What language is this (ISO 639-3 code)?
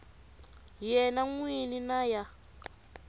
tso